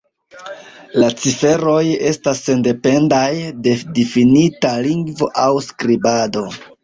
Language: Esperanto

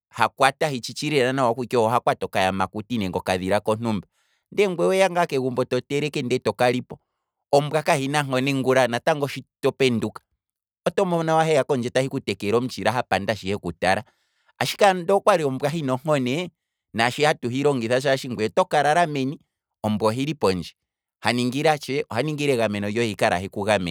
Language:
Kwambi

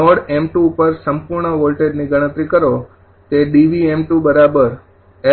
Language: Gujarati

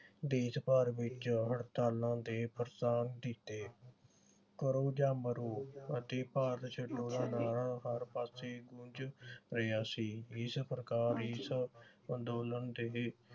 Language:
Punjabi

